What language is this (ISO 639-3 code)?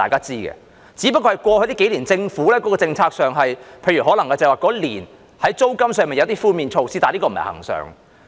yue